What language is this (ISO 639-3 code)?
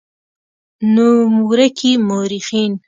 pus